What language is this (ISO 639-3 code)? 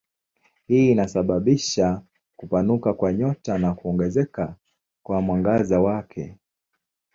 swa